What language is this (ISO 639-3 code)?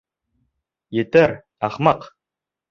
bak